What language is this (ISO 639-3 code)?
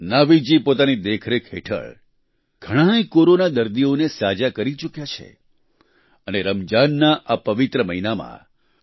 guj